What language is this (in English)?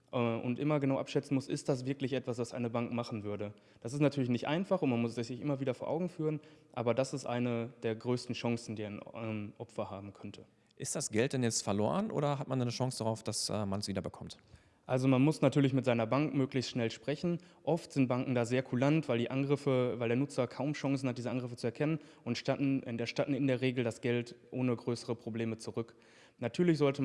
German